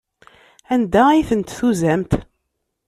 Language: Kabyle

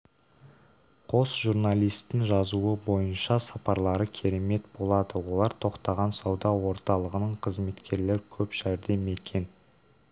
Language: Kazakh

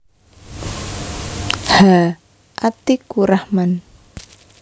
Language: Javanese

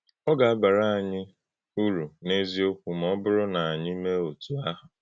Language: Igbo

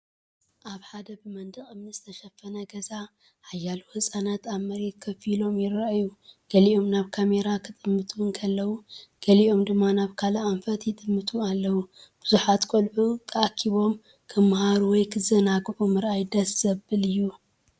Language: Tigrinya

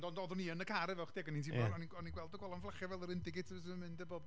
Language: Welsh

